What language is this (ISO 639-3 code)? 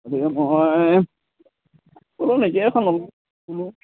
asm